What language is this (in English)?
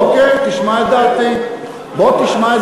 Hebrew